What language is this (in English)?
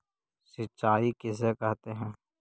Magahi